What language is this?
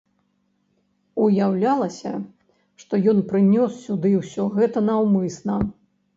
Belarusian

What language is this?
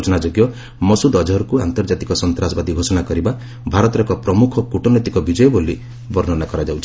Odia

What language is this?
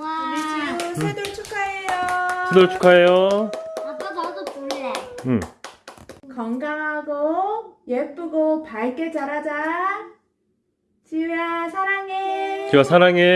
Korean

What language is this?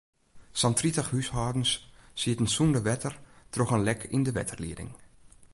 Western Frisian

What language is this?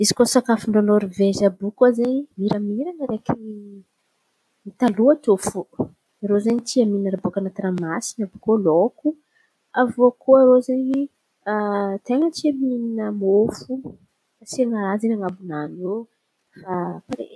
Antankarana Malagasy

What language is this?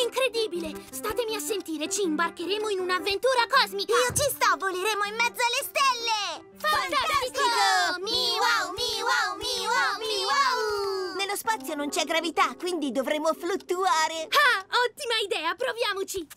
Italian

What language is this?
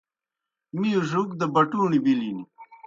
Kohistani Shina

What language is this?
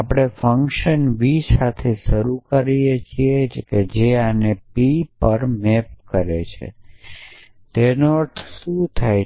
Gujarati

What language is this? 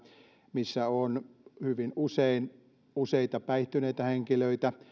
Finnish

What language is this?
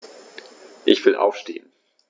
German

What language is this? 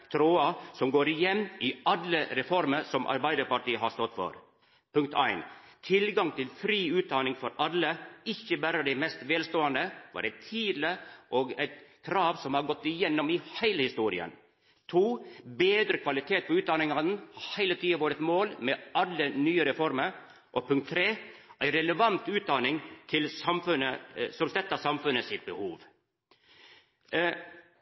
Norwegian Nynorsk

